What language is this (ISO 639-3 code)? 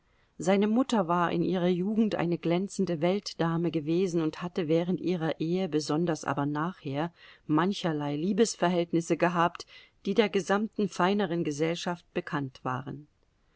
deu